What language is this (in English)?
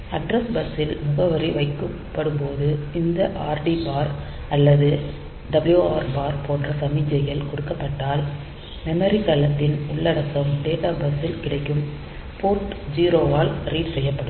Tamil